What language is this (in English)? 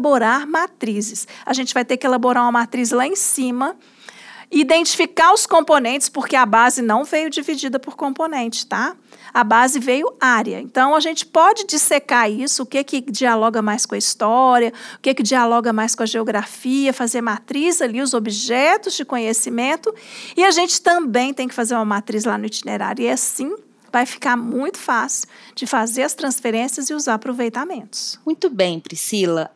Portuguese